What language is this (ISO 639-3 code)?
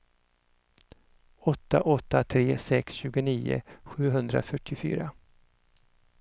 swe